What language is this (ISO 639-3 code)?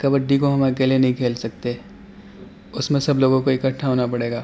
urd